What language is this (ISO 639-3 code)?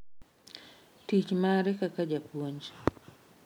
luo